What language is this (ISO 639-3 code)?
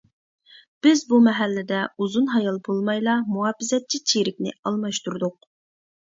uig